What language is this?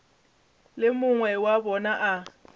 Northern Sotho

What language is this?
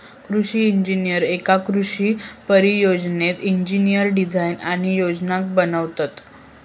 Marathi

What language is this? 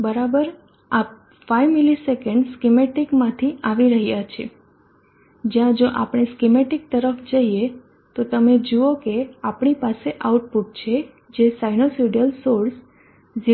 Gujarati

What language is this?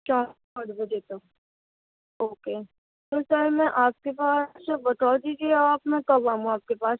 Urdu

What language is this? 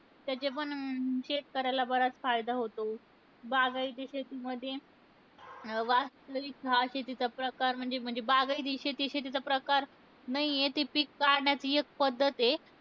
Marathi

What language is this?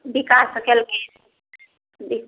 Maithili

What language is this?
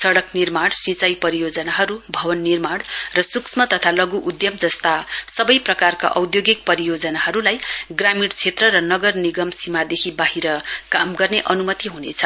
Nepali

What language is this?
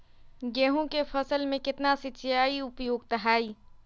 Magahi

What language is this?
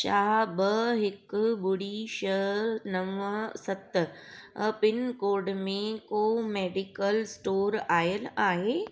Sindhi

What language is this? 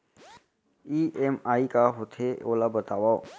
Chhattisgarhi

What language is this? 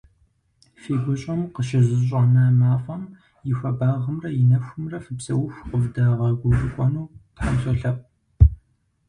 Kabardian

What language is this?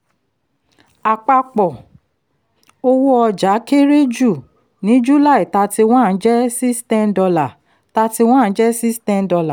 Yoruba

